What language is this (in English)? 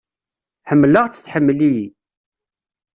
Kabyle